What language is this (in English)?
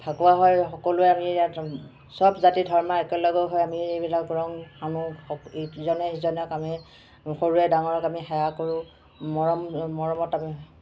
Assamese